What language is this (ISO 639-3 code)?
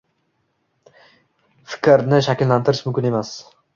uzb